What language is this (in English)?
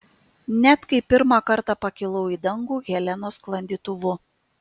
Lithuanian